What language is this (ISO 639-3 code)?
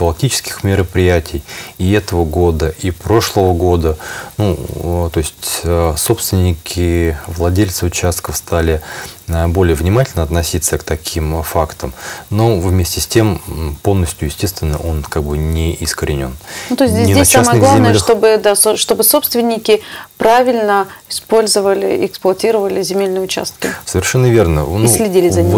rus